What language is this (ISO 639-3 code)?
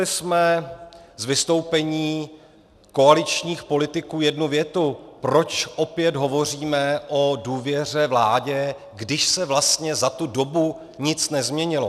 ces